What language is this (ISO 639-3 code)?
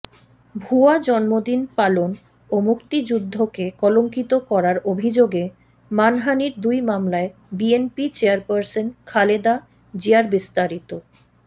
ben